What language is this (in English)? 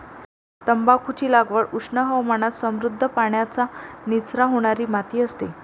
Marathi